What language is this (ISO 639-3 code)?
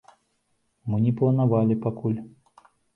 bel